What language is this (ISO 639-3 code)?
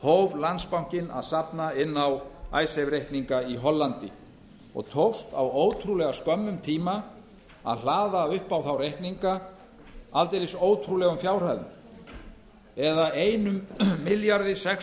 isl